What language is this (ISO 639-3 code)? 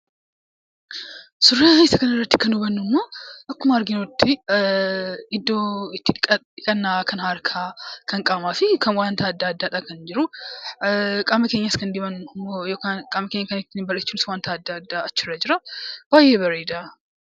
orm